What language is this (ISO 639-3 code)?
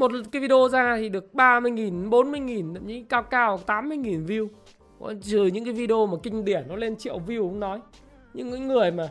vie